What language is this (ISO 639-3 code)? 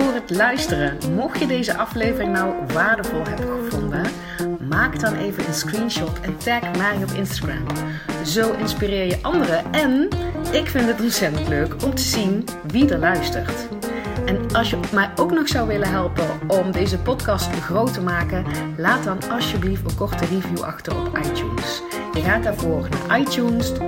nld